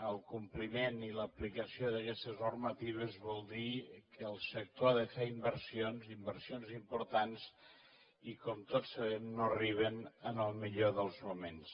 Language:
Catalan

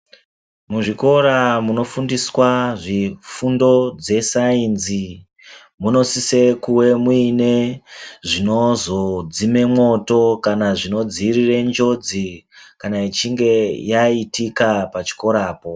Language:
Ndau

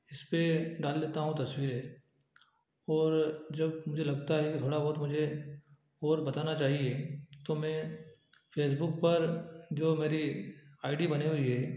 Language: Hindi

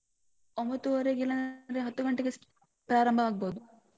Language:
Kannada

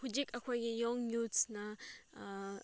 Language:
Manipuri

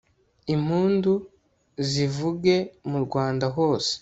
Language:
Kinyarwanda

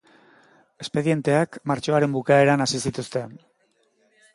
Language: Basque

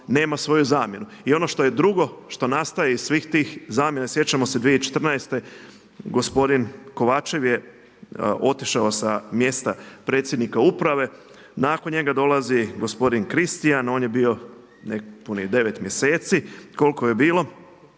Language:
Croatian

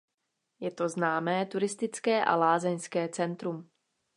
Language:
Czech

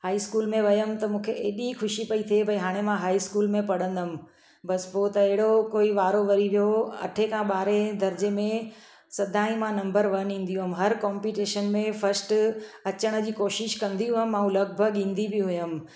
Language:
Sindhi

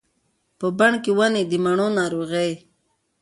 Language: Pashto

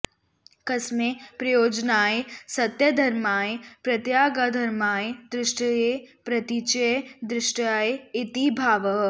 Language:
Sanskrit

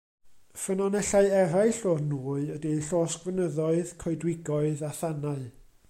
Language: Welsh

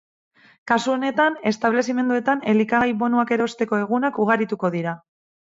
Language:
Basque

